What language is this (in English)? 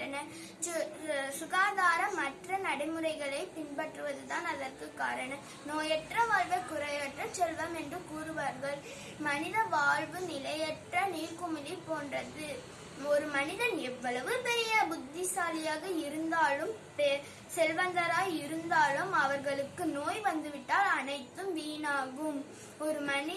Tamil